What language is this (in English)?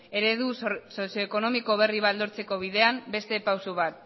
Basque